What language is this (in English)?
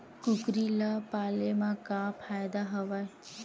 Chhattisgarhi